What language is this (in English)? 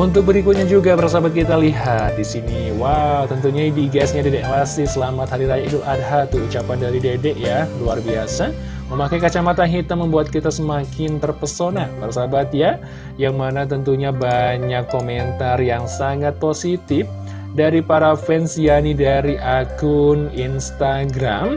Indonesian